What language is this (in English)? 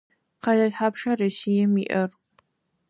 Adyghe